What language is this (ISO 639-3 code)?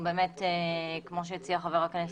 heb